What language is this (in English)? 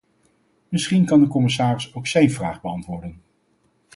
Dutch